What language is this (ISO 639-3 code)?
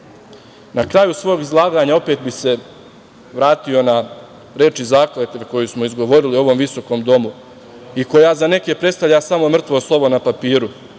srp